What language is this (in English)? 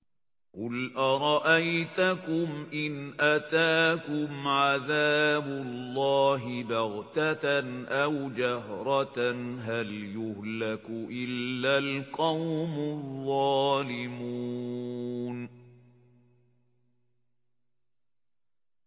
Arabic